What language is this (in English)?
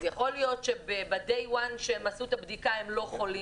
Hebrew